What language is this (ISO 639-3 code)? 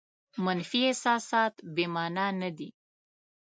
pus